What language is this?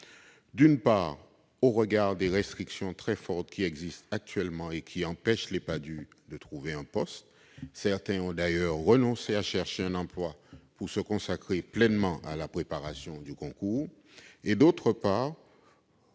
French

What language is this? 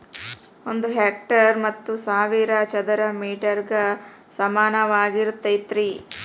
Kannada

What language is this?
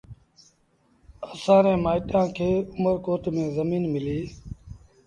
Sindhi Bhil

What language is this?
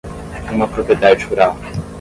Portuguese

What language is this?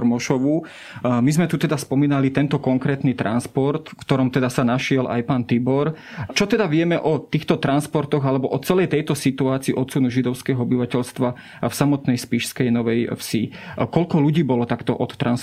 Slovak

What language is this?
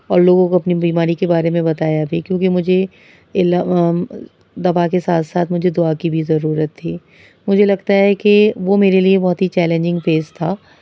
Urdu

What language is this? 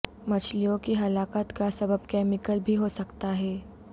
Urdu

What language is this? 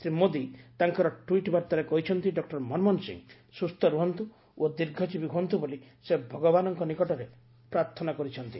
Odia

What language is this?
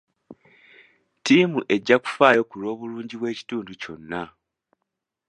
Ganda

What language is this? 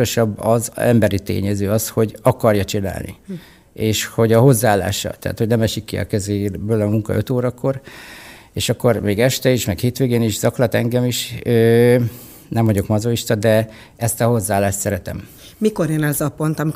Hungarian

